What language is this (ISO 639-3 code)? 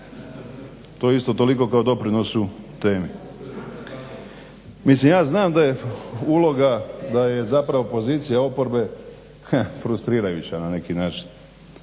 hrv